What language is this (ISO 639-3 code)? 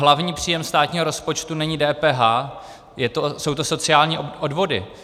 ces